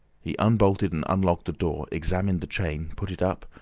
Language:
English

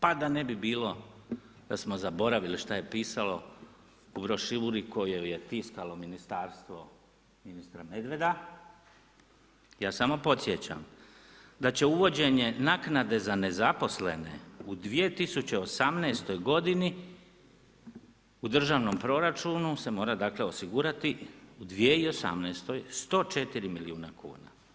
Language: Croatian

